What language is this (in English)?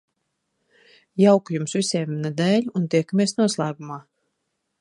Latvian